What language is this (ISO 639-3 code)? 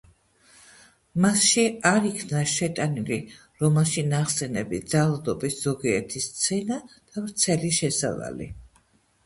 kat